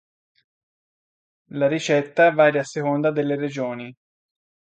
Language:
Italian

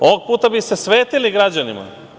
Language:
Serbian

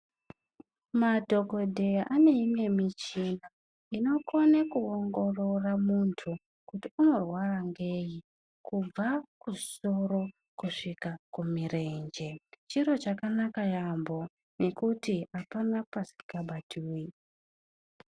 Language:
Ndau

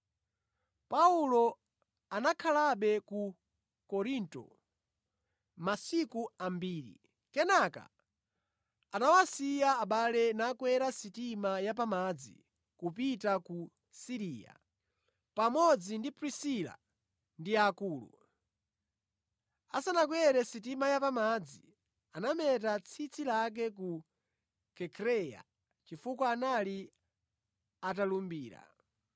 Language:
Nyanja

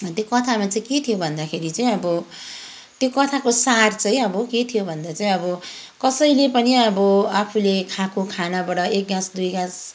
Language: Nepali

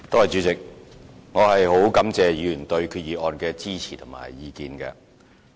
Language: Cantonese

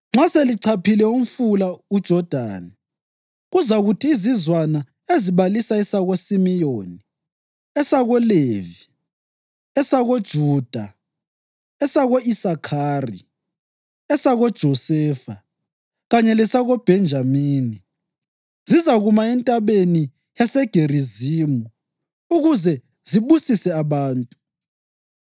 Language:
North Ndebele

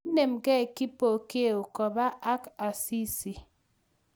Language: Kalenjin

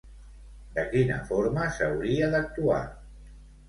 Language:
Catalan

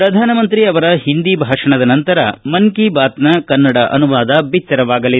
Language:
Kannada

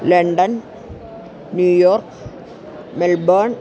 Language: Sanskrit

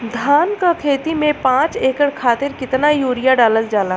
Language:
Bhojpuri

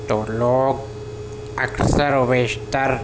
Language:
Urdu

